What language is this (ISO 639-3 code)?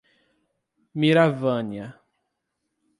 por